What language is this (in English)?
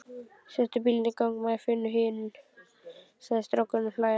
Icelandic